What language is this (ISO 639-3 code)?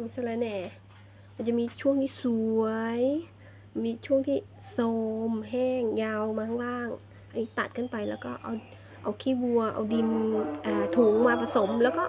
tha